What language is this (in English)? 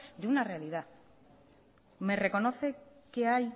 Spanish